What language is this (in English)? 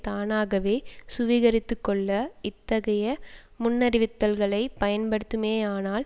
Tamil